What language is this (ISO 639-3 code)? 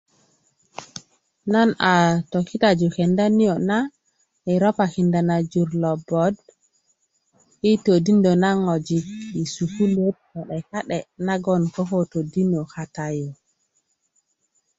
ukv